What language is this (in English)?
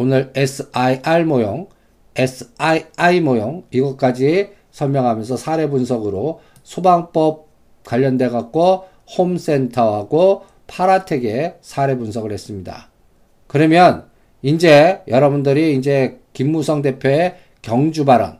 Korean